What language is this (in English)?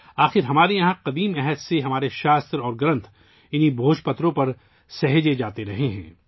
Urdu